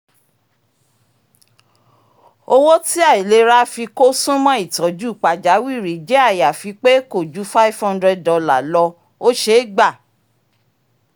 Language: Yoruba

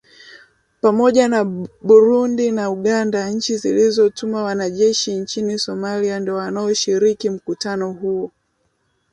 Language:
Swahili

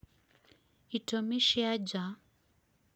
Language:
Kikuyu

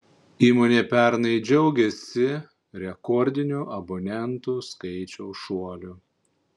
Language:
Lithuanian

